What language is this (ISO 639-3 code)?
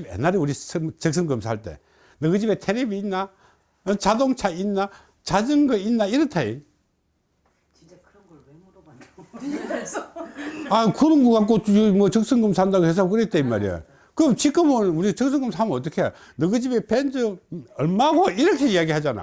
kor